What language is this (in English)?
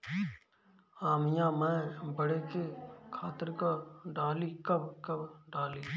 Bhojpuri